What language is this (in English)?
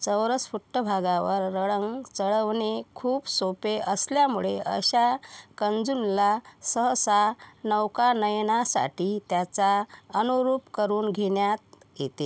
Marathi